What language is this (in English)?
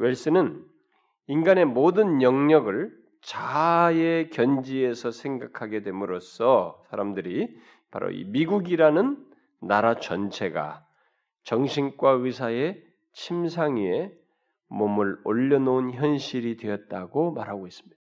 Korean